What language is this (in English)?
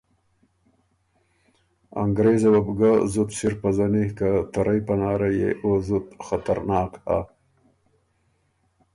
Ormuri